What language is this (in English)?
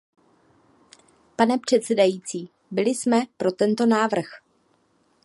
Czech